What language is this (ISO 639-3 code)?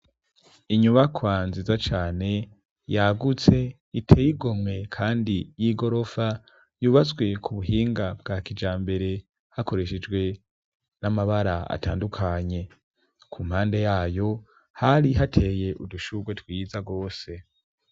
run